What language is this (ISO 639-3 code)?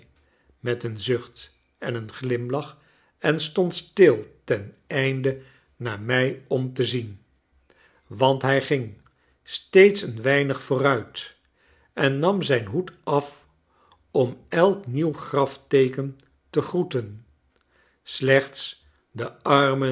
nld